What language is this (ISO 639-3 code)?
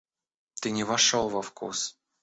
rus